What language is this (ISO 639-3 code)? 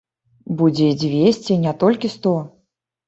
bel